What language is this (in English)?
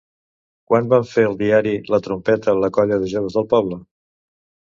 Catalan